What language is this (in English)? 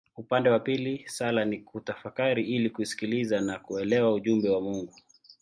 Swahili